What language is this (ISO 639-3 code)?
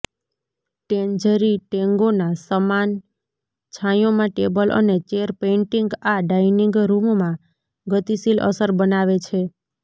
guj